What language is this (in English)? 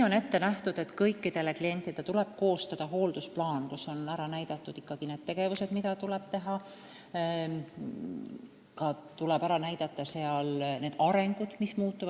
Estonian